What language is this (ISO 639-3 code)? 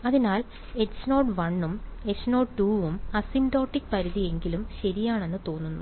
mal